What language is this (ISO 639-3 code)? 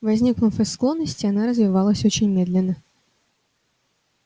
rus